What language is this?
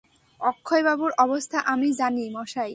Bangla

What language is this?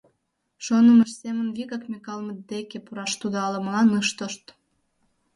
Mari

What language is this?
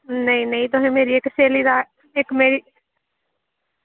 Dogri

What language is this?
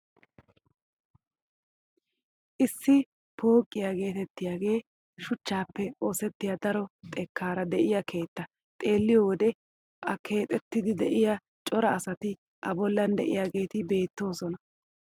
Wolaytta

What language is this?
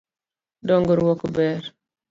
Luo (Kenya and Tanzania)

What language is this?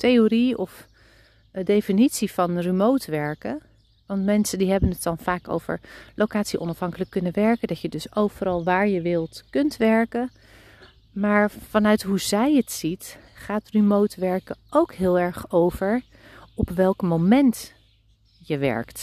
Dutch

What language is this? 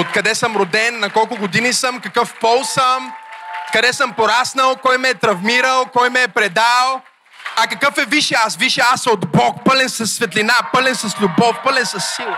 Bulgarian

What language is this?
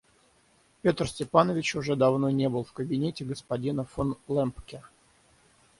Russian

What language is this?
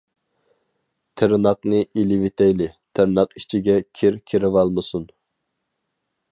Uyghur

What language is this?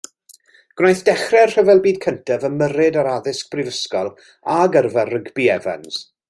Welsh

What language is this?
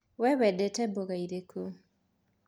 Kikuyu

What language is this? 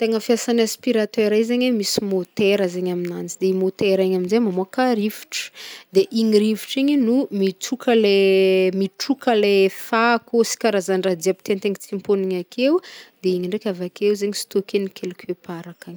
Northern Betsimisaraka Malagasy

